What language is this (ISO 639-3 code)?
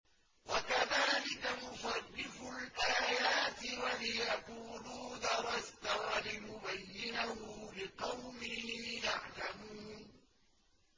ara